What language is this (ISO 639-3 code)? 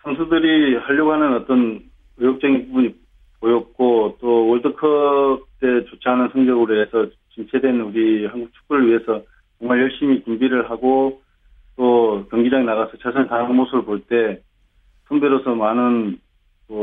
kor